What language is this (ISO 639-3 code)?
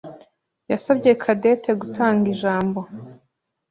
kin